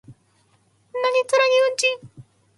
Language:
Japanese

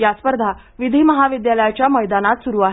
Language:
Marathi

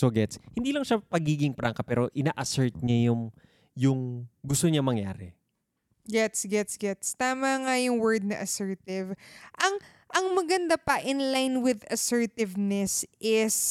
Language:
Filipino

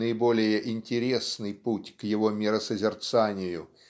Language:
Russian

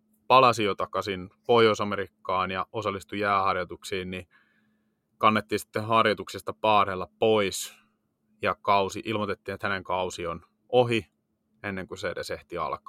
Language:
Finnish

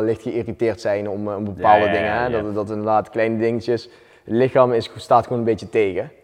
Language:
Dutch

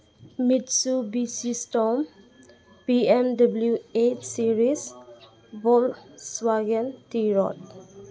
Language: Manipuri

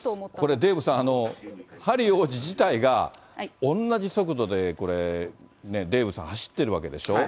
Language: Japanese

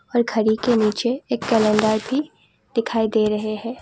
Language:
Hindi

